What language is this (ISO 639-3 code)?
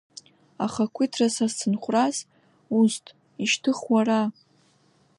abk